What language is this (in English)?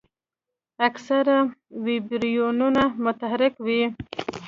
Pashto